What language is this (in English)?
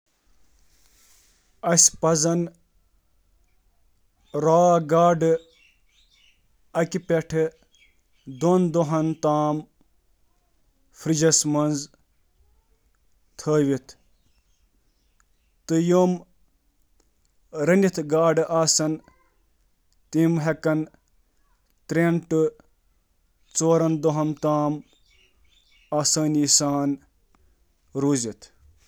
Kashmiri